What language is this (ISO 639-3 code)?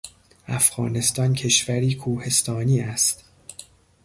fas